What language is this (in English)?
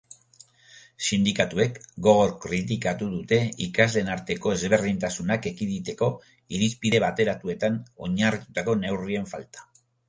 Basque